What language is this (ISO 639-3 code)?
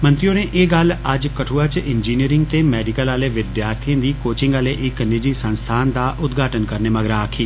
doi